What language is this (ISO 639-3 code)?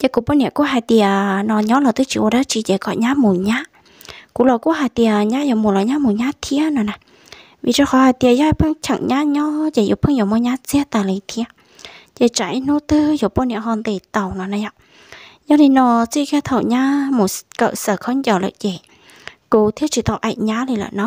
vie